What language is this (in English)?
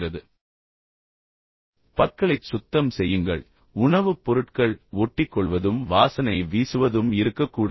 Tamil